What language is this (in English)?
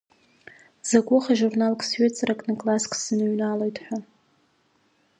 Abkhazian